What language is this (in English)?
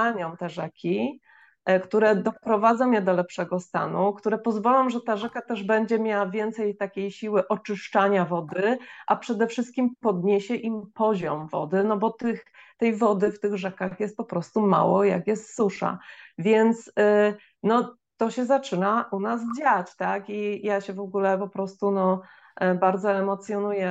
Polish